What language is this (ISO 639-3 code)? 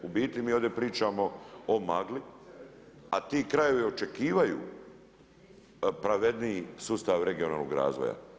hrv